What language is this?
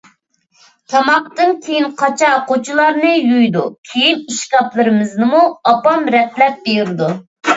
Uyghur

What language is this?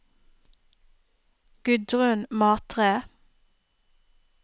Norwegian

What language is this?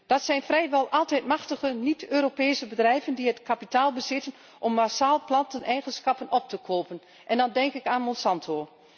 Dutch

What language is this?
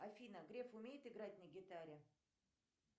Russian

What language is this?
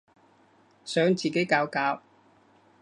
Cantonese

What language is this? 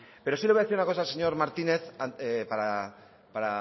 Spanish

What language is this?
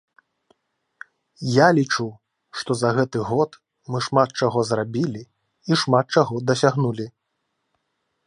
Belarusian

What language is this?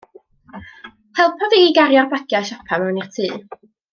Welsh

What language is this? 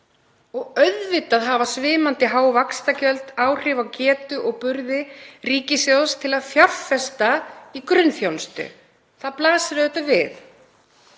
Icelandic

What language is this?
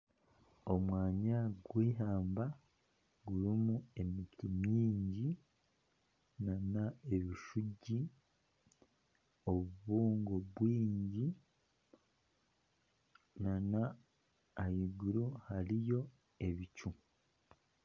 Nyankole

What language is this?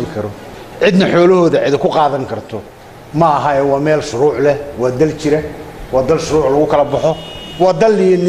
Arabic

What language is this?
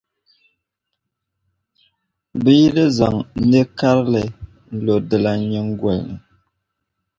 Dagbani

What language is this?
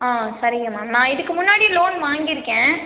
Tamil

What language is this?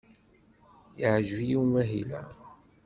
Kabyle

